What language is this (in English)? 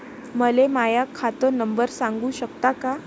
Marathi